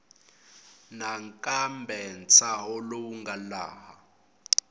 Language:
Tsonga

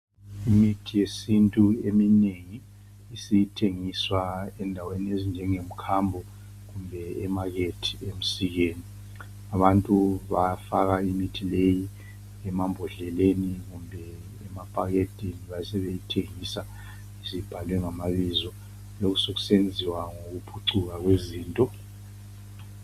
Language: North Ndebele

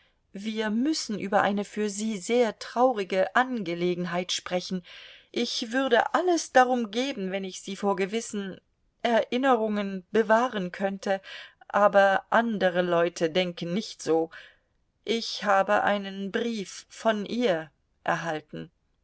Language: German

